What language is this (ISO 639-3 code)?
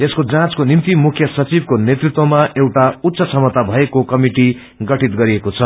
nep